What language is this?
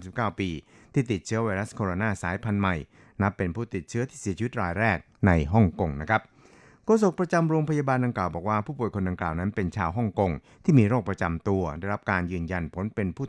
Thai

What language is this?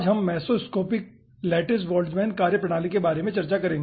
Hindi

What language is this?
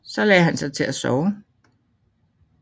Danish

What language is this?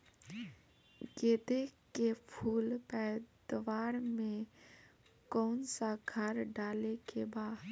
Bhojpuri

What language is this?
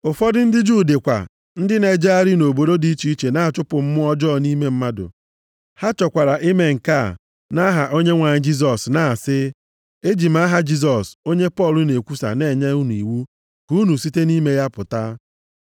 Igbo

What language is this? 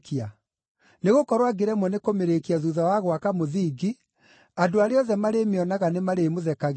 Kikuyu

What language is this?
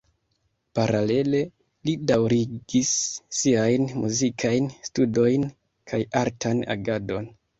Esperanto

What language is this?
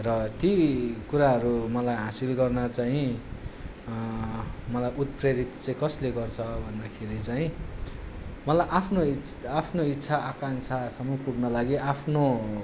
Nepali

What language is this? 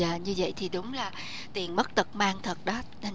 Vietnamese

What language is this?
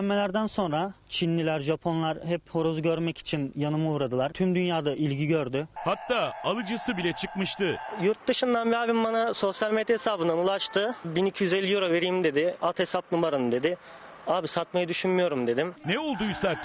Turkish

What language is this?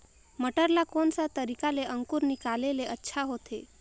Chhattisgarhi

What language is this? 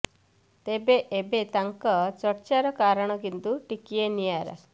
Odia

